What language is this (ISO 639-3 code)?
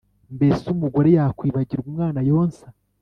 kin